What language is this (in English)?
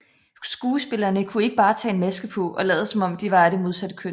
Danish